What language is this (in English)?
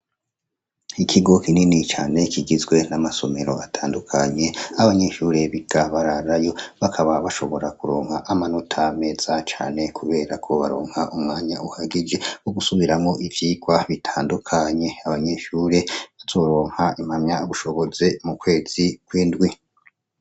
Rundi